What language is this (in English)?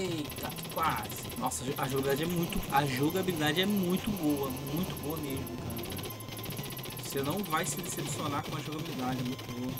Portuguese